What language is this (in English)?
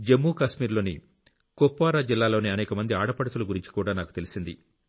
Telugu